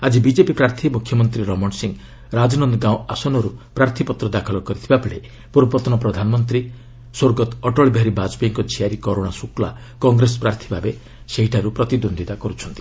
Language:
Odia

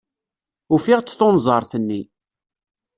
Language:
Kabyle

